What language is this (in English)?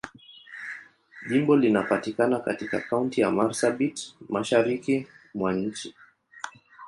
Swahili